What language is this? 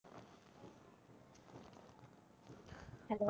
Bangla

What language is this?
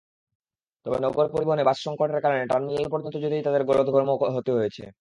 Bangla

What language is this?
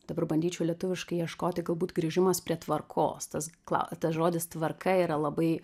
Lithuanian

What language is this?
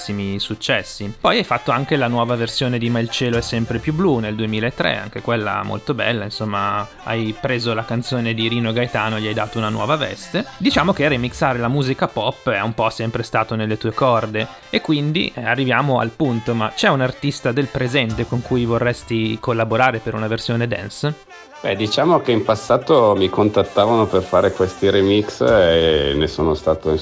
Italian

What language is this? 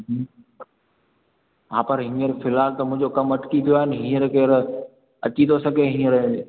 Sindhi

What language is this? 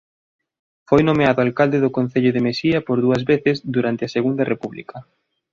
Galician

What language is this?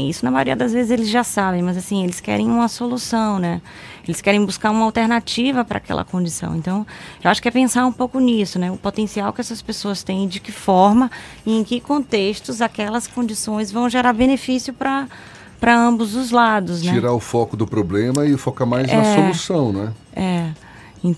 Portuguese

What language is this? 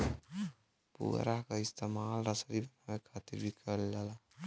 Bhojpuri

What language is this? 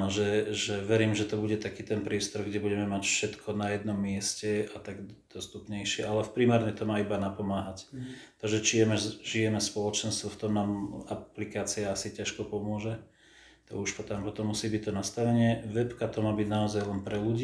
Slovak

